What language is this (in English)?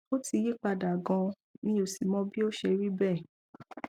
Yoruba